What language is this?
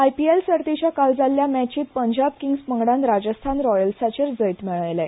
Konkani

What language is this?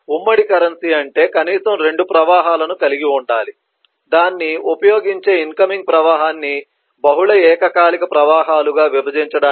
Telugu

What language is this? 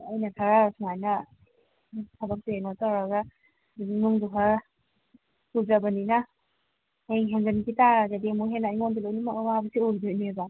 Manipuri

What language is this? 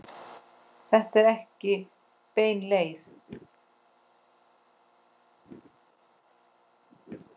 Icelandic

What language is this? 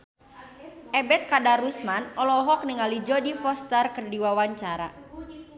Sundanese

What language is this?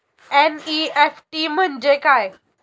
Marathi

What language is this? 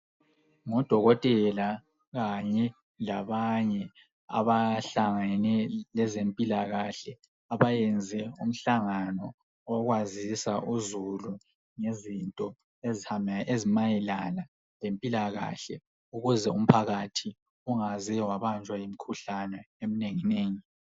North Ndebele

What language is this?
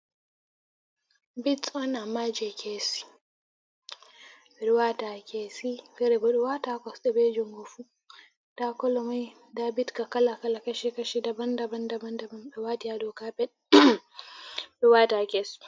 Fula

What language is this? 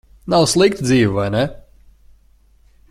Latvian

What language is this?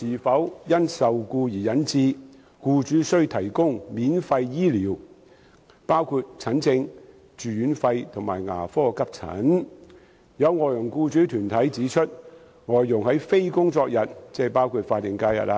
Cantonese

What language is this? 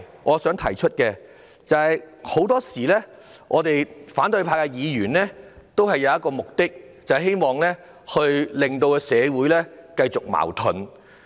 Cantonese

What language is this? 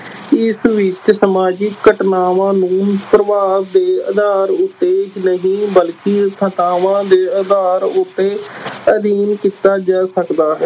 Punjabi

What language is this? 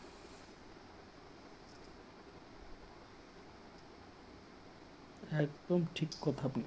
Bangla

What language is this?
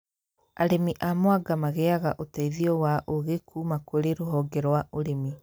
Kikuyu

